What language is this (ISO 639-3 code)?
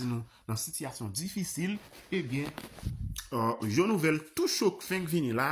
fra